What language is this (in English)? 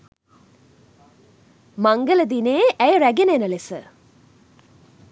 Sinhala